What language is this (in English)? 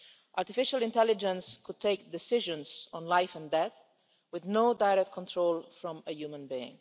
English